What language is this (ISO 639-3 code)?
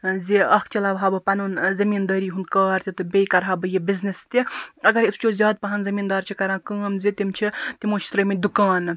kas